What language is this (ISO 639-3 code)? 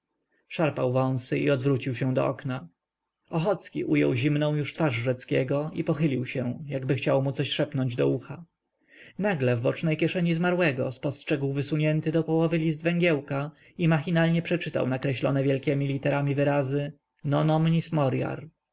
pol